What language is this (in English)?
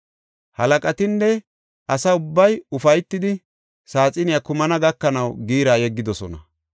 Gofa